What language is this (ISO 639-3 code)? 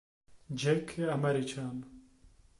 ces